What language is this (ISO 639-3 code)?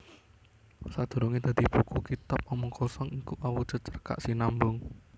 jav